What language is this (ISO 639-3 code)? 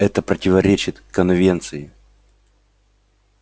rus